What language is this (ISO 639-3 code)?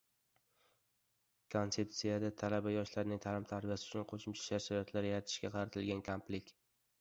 uzb